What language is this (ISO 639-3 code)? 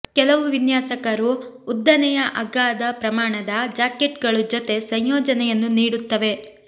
kan